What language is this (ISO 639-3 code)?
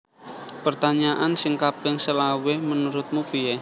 jav